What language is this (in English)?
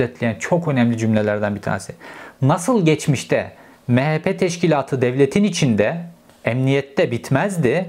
Turkish